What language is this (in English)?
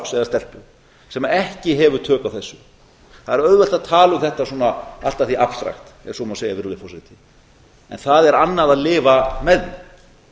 Icelandic